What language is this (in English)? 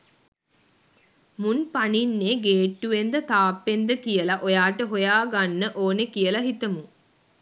Sinhala